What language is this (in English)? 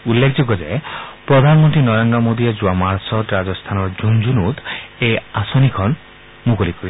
Assamese